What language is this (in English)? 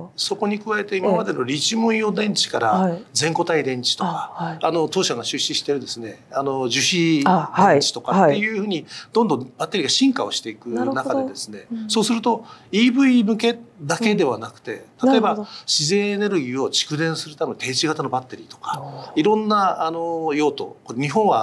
Japanese